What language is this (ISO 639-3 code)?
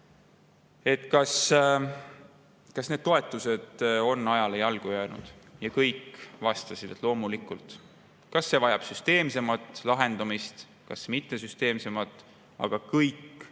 est